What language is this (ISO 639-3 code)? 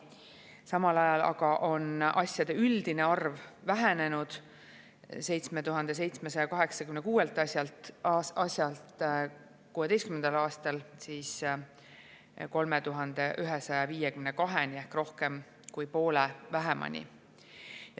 est